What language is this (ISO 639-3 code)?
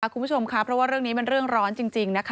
tha